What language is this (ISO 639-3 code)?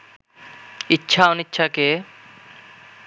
ben